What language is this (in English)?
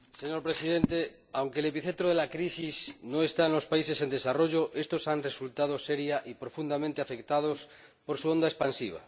Spanish